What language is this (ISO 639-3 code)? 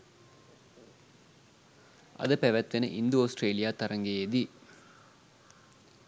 sin